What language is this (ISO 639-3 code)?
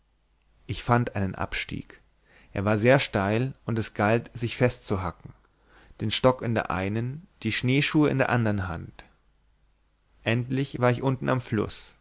deu